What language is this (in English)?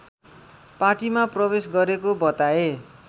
Nepali